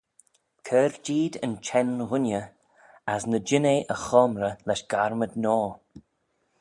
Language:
Manx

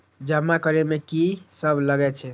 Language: Maithili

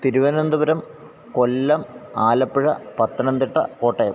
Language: Malayalam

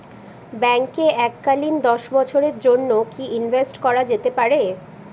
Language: Bangla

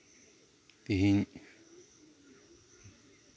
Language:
Santali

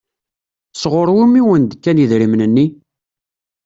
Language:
Kabyle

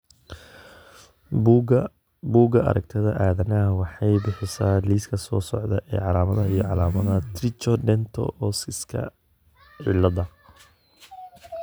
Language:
Somali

